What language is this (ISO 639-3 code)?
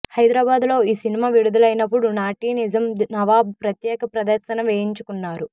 tel